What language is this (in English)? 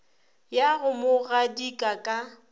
Northern Sotho